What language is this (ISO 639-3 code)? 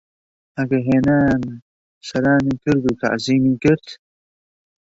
ckb